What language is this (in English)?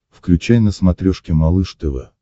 Russian